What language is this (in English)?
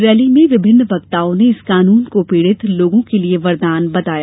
Hindi